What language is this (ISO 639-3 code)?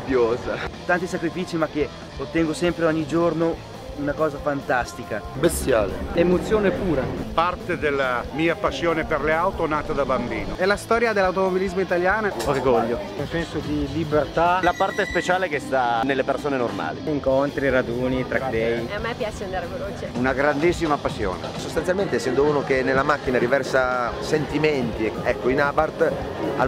ita